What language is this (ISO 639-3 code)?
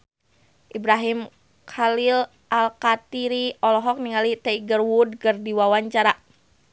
sun